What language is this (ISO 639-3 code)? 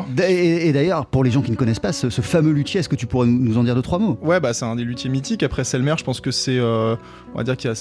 fra